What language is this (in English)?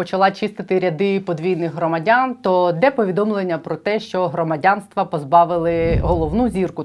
Ukrainian